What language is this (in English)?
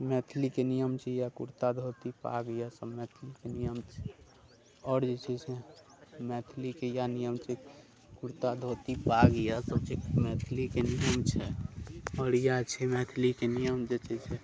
Maithili